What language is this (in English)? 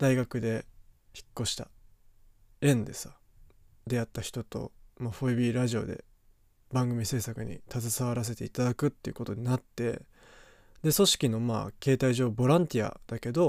Japanese